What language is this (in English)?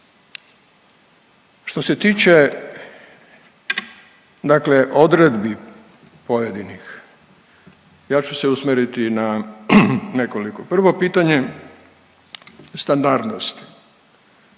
Croatian